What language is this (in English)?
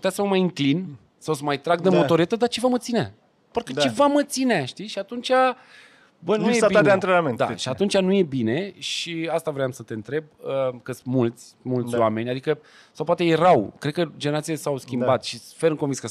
Romanian